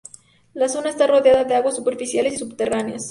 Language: Spanish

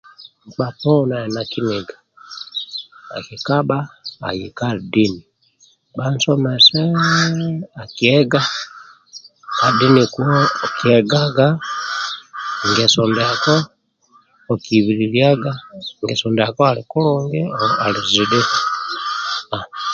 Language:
Amba (Uganda)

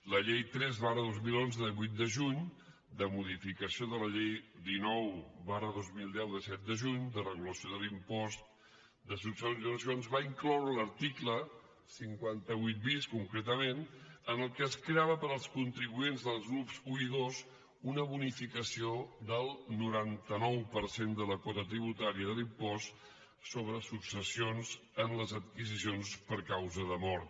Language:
Catalan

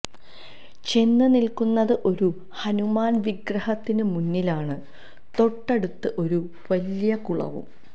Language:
Malayalam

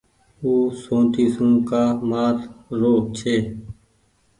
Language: Goaria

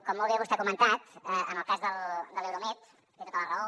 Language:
Catalan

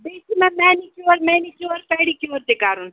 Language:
Kashmiri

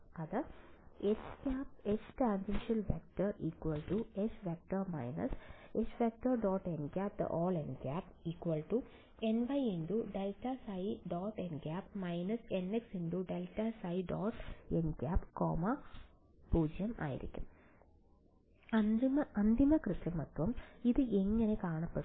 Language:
Malayalam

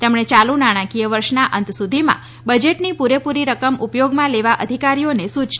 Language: Gujarati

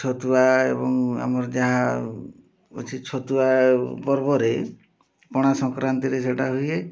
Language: Odia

